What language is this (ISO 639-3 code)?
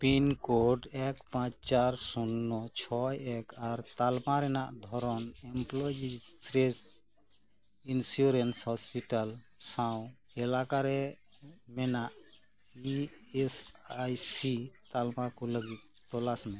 sat